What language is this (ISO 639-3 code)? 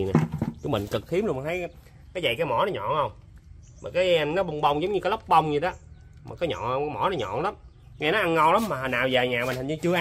vie